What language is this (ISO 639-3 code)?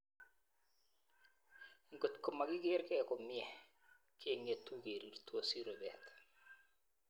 kln